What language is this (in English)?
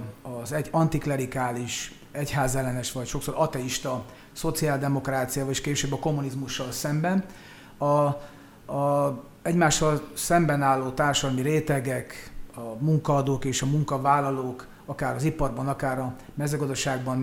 Hungarian